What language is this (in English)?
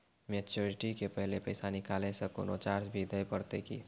Maithili